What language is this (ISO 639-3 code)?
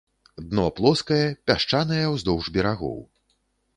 bel